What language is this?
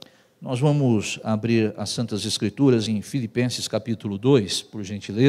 Portuguese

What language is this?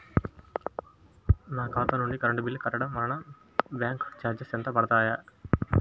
Telugu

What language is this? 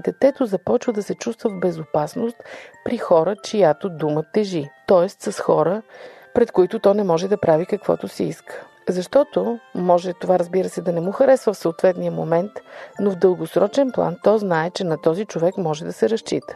Bulgarian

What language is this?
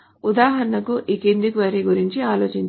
Telugu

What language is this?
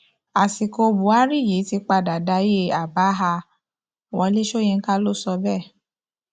Yoruba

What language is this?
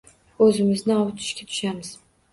Uzbek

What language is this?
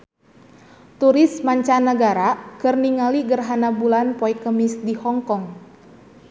Sundanese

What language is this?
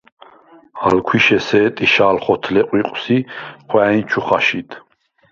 Svan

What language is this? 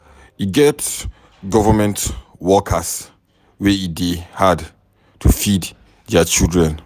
Nigerian Pidgin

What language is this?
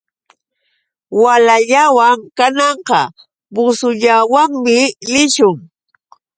Yauyos Quechua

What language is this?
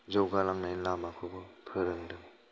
Bodo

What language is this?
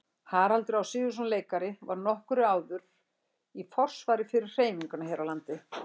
Icelandic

